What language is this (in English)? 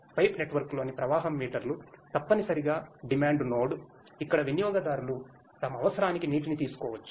Telugu